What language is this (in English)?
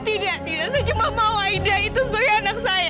Indonesian